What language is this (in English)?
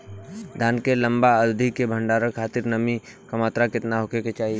Bhojpuri